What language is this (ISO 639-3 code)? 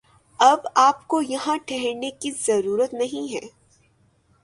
urd